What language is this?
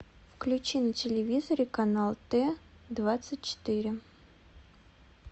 Russian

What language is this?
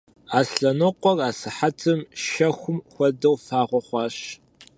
Kabardian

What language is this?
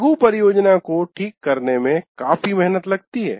Hindi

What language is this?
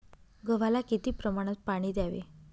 Marathi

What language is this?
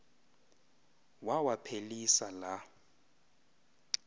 Xhosa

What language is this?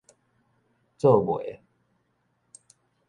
Min Nan Chinese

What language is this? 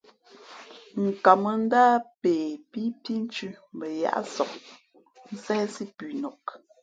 Fe'fe'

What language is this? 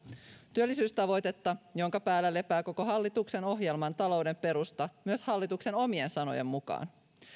Finnish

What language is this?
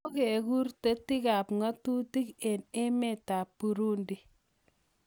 Kalenjin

